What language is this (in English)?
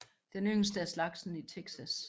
Danish